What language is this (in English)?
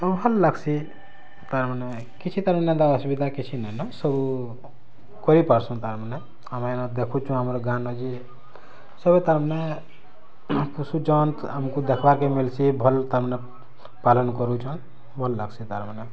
Odia